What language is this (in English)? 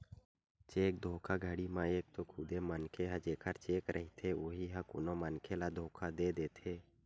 Chhattisgarhi